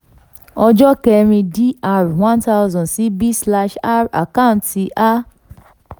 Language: Yoruba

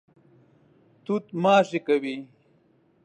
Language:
Pashto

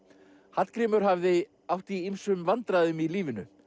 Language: Icelandic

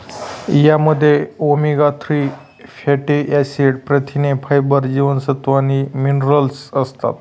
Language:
Marathi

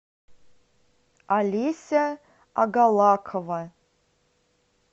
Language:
Russian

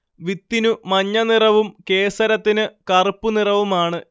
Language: Malayalam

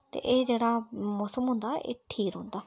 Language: Dogri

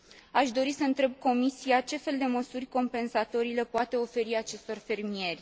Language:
Romanian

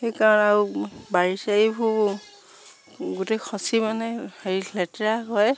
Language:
Assamese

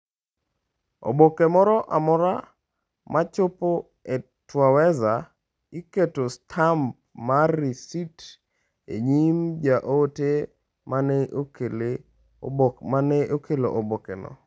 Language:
Luo (Kenya and Tanzania)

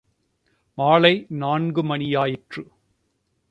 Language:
Tamil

